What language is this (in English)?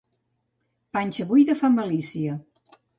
Catalan